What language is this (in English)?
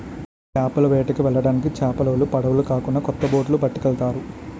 Telugu